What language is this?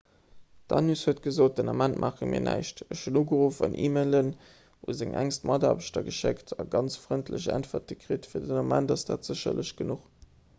Luxembourgish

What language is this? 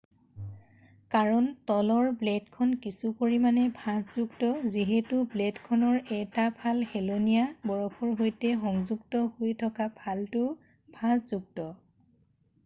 Assamese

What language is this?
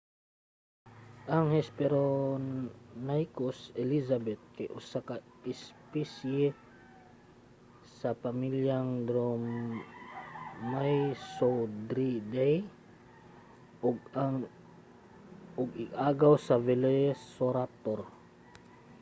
Cebuano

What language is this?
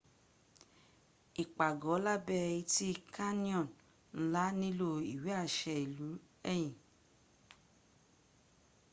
Yoruba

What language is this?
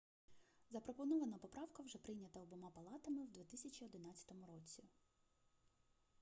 Ukrainian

